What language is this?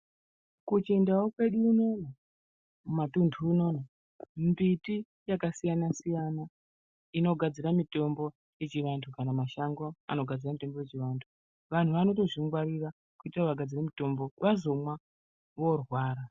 Ndau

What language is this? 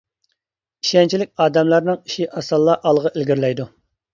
Uyghur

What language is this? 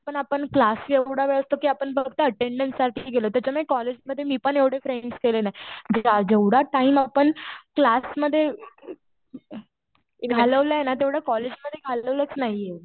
Marathi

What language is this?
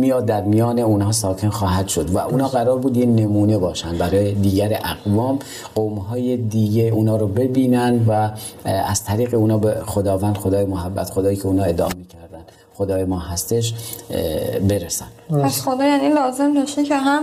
Persian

